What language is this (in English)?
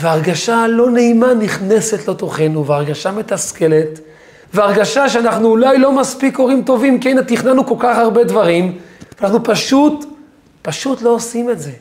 Hebrew